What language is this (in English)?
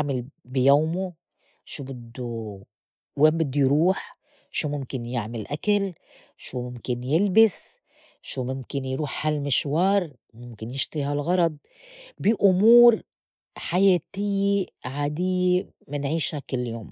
North Levantine Arabic